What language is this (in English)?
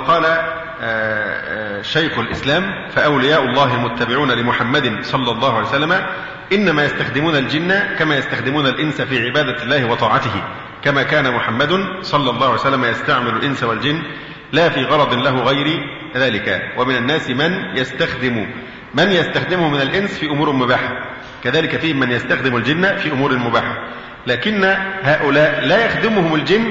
Arabic